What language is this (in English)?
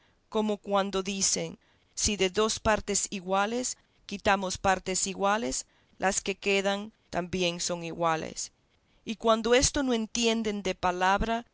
Spanish